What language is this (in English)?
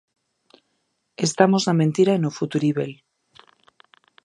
Galician